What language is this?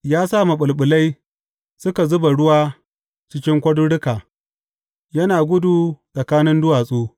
Hausa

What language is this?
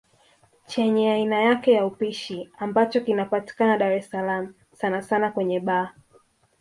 Swahili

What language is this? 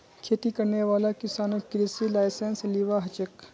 Magahi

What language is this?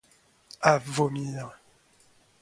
French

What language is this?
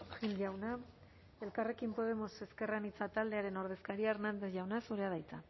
Basque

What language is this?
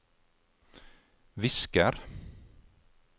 Norwegian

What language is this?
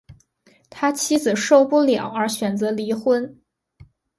Chinese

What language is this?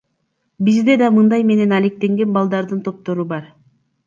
Kyrgyz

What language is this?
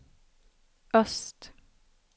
Swedish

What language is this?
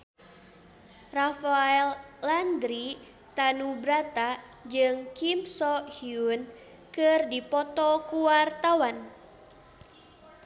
Sundanese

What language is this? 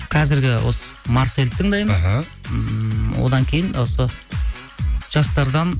Kazakh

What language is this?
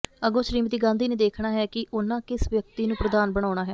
Punjabi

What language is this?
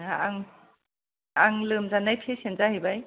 Bodo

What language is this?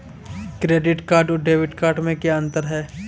Hindi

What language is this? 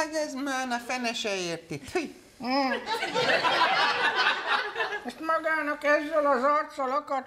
Hungarian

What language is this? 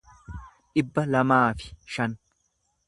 Oromo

